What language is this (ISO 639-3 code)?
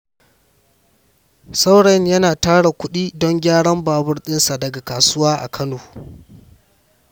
hau